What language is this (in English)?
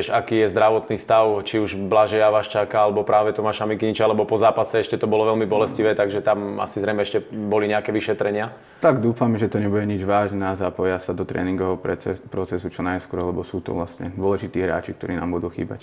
Slovak